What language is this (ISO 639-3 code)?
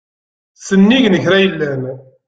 kab